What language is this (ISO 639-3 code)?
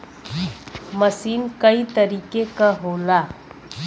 bho